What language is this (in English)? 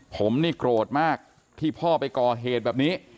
Thai